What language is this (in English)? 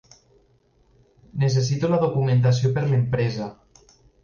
Catalan